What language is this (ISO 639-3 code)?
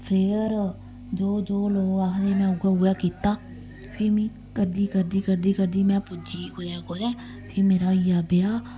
doi